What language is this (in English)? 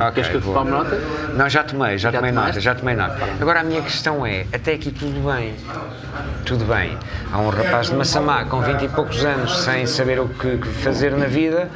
Portuguese